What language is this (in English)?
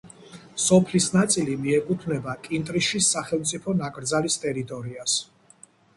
Georgian